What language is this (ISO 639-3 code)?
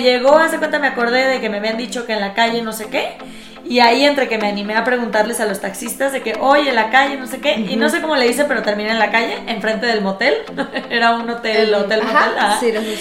spa